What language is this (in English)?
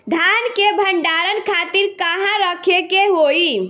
Bhojpuri